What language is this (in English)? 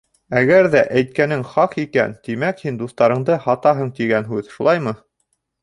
Bashkir